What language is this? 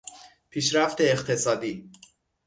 Persian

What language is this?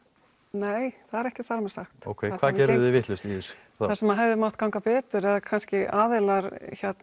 Icelandic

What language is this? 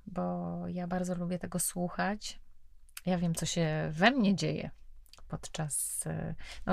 Polish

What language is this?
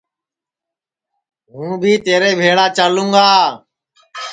Sansi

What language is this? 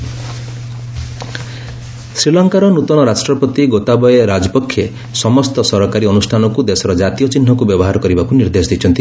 Odia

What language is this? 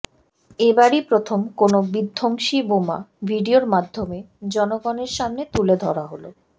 Bangla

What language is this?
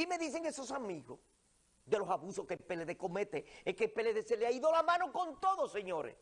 Spanish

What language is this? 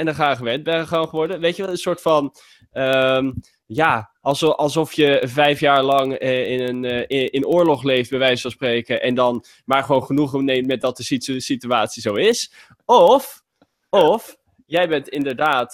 Dutch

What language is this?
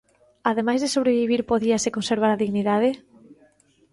Galician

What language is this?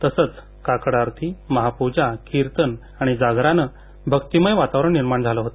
Marathi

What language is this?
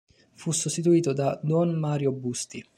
Italian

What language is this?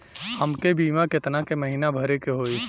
Bhojpuri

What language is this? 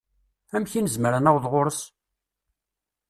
Kabyle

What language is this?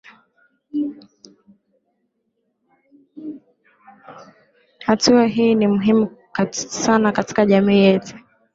Swahili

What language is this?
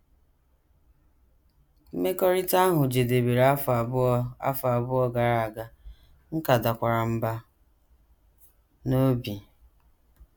Igbo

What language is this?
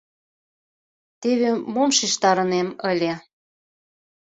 Mari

